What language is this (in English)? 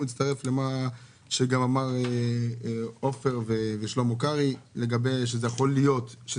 Hebrew